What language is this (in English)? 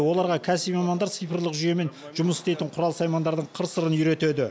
Kazakh